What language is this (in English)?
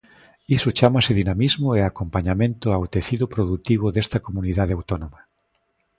Galician